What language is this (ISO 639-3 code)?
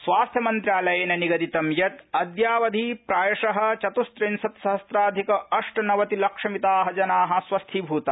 san